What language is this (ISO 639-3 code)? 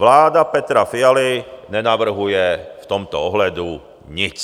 ces